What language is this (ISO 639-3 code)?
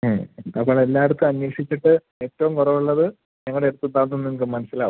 mal